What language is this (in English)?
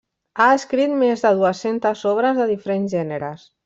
Catalan